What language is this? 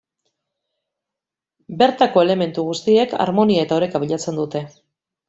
Basque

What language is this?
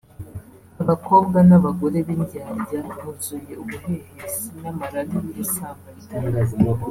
Kinyarwanda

